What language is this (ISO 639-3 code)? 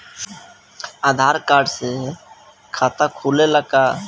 bho